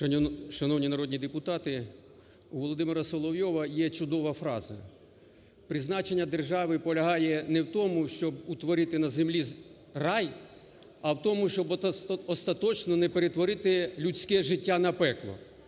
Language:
Ukrainian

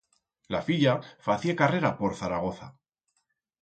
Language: Aragonese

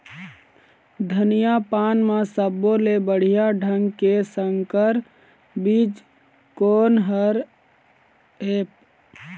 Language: Chhattisgarhi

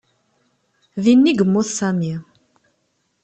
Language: Kabyle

